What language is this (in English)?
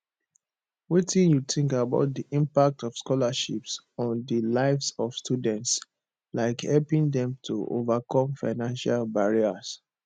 Nigerian Pidgin